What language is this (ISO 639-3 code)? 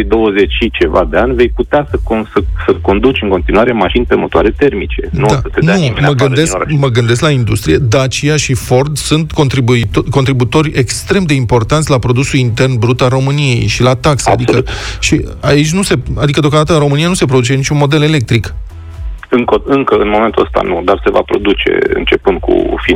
ron